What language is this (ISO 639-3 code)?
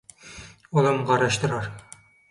tuk